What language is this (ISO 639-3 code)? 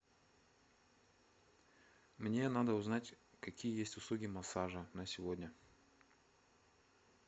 rus